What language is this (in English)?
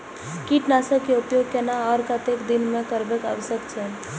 Maithili